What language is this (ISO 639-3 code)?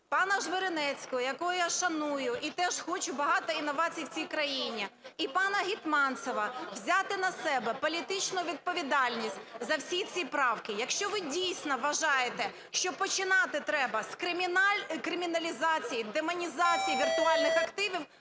ukr